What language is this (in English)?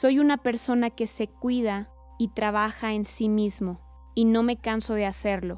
Spanish